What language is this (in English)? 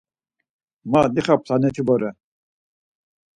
Laz